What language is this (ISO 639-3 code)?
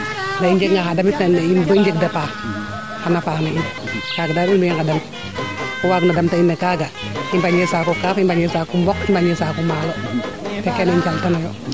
srr